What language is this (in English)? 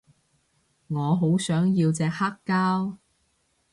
Cantonese